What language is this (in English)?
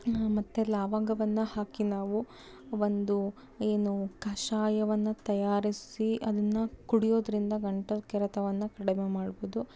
Kannada